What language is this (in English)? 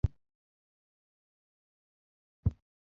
Luo (Kenya and Tanzania)